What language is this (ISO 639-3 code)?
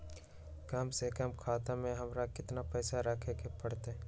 mag